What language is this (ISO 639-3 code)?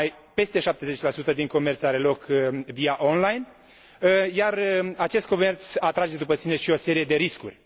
ron